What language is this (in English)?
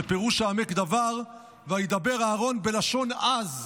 Hebrew